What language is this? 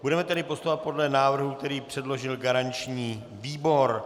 Czech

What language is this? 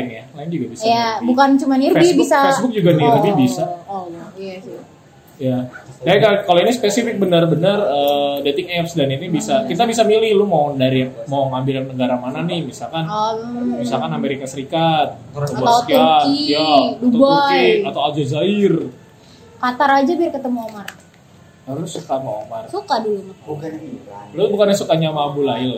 Indonesian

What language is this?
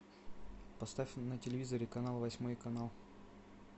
Russian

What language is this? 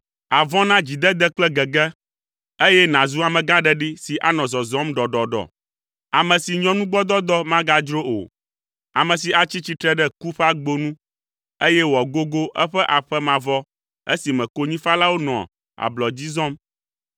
Ewe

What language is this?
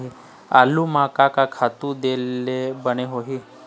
Chhattisgarhi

